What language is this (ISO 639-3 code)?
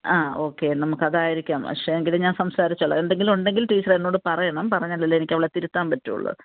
mal